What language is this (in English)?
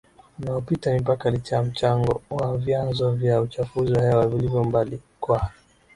Swahili